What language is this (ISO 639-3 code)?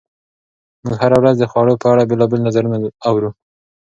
pus